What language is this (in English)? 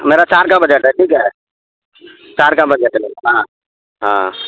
Urdu